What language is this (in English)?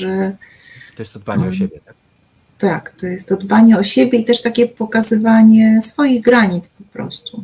Polish